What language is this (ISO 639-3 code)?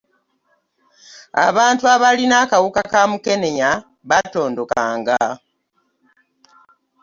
lug